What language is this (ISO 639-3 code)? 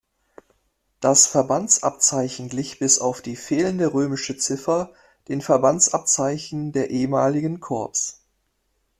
deu